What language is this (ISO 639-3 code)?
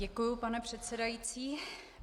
ces